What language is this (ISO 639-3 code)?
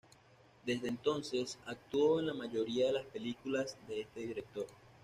spa